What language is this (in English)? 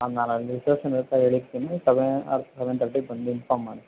Kannada